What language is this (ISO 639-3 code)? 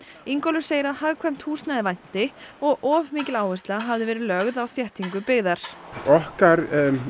isl